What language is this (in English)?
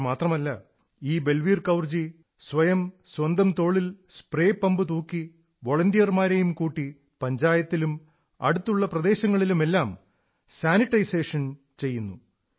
Malayalam